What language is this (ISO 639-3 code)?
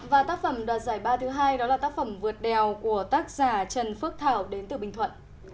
vie